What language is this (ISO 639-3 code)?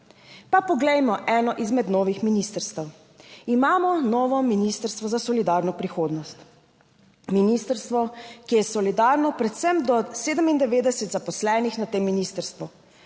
slv